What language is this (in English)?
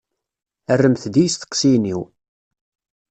Kabyle